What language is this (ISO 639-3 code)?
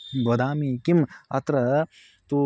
san